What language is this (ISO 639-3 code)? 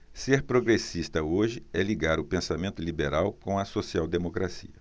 por